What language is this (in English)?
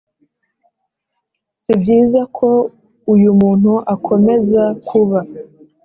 Kinyarwanda